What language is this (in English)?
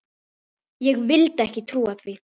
Icelandic